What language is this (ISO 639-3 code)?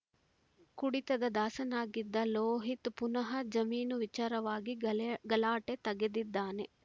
kan